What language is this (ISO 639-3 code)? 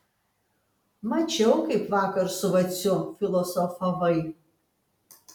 lit